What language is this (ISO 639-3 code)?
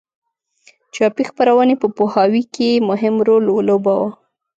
pus